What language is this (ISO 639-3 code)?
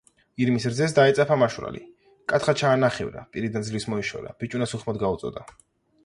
kat